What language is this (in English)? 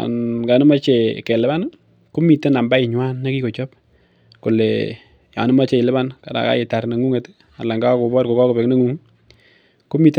Kalenjin